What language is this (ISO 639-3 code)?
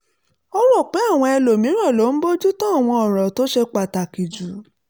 yor